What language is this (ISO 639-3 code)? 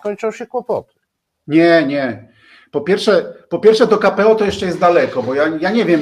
pol